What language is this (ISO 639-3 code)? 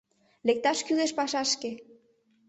chm